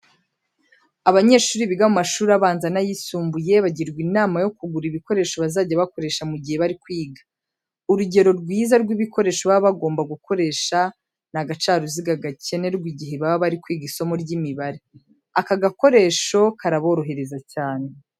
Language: Kinyarwanda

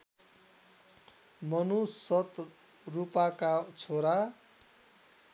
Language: Nepali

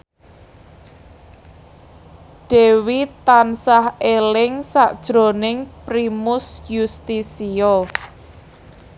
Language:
Javanese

